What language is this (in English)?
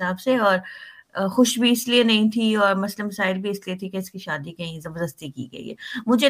Urdu